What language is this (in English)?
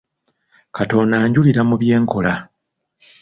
Ganda